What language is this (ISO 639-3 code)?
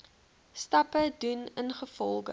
afr